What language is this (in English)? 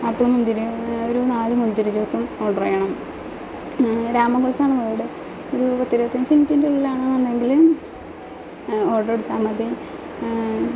Malayalam